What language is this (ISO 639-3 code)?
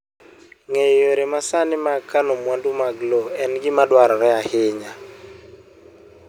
luo